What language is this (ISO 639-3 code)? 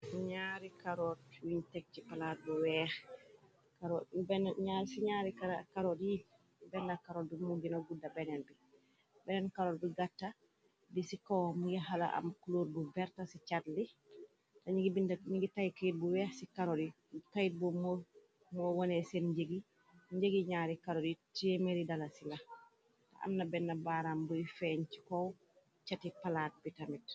wol